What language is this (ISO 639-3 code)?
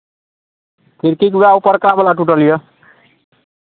mai